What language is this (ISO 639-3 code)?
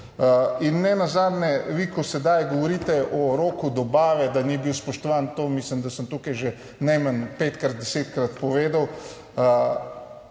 slv